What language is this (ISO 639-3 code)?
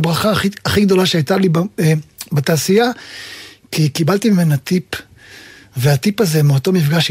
heb